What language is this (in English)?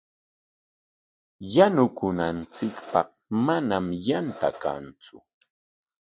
Corongo Ancash Quechua